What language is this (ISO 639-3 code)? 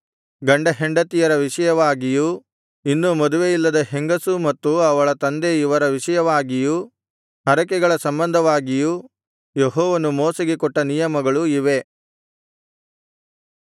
kan